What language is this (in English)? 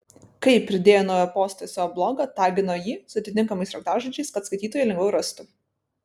Lithuanian